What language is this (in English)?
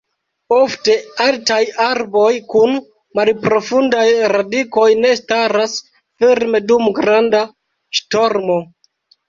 Esperanto